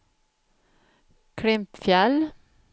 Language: Swedish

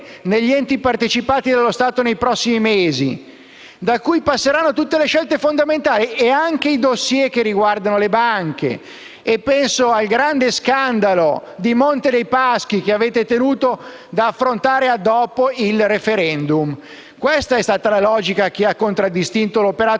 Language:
Italian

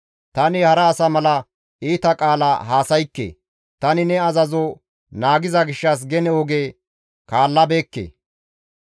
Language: Gamo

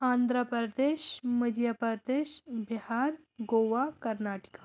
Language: Kashmiri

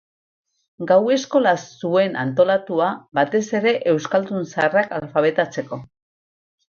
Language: Basque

